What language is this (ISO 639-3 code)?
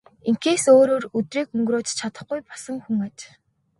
mon